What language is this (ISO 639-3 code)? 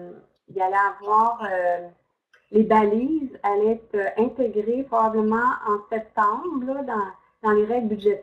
fra